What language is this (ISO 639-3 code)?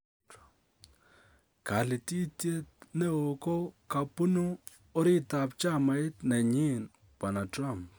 kln